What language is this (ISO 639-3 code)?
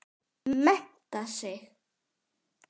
isl